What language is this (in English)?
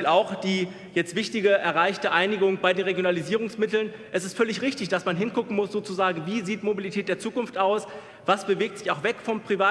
German